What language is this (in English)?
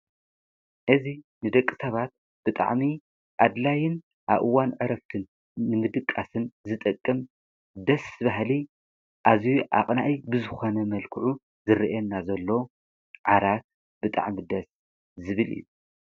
Tigrinya